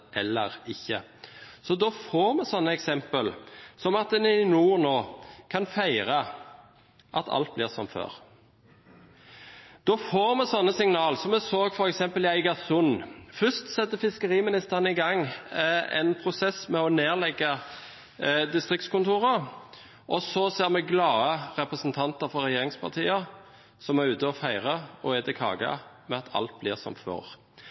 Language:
Norwegian Bokmål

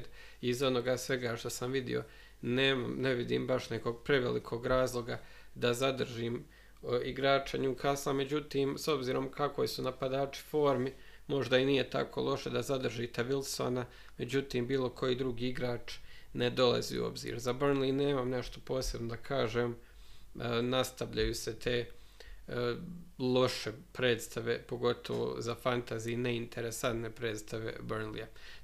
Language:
Croatian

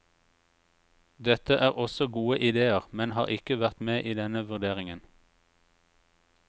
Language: Norwegian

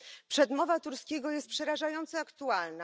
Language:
Polish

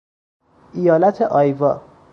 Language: Persian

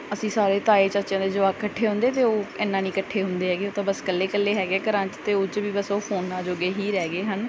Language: Punjabi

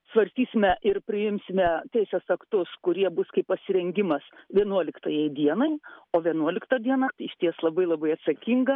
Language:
Lithuanian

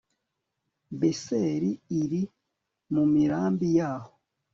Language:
Kinyarwanda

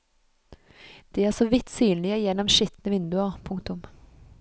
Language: Norwegian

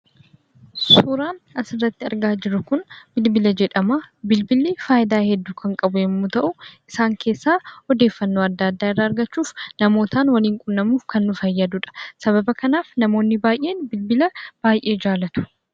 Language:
Oromo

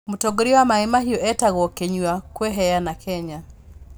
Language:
Kikuyu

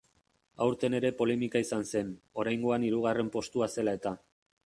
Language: Basque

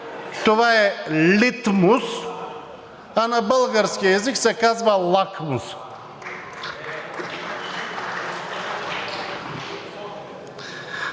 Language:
Bulgarian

